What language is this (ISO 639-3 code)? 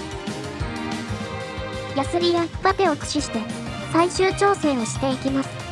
jpn